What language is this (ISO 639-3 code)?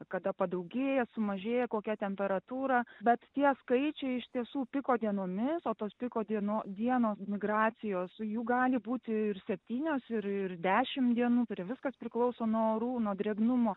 lit